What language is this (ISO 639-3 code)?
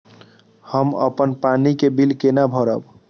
mai